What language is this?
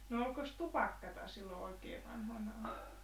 Finnish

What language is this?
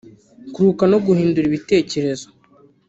Kinyarwanda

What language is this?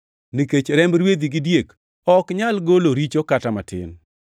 Luo (Kenya and Tanzania)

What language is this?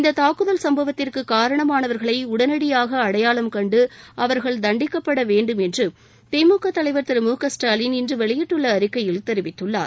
Tamil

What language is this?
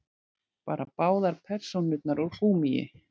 Icelandic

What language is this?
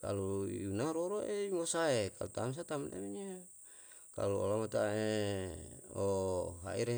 Yalahatan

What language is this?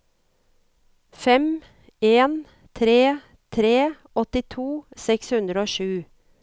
Norwegian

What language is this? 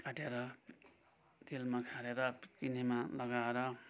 Nepali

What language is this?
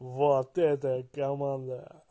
Russian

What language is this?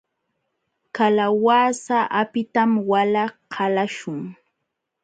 Jauja Wanca Quechua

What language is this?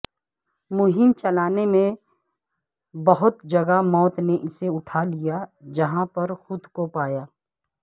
Urdu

